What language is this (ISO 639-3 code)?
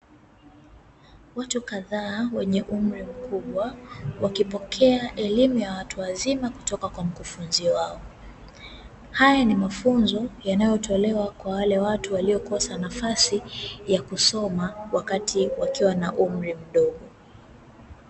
swa